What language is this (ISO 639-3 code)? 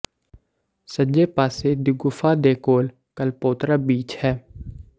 pan